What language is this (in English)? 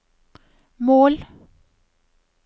Norwegian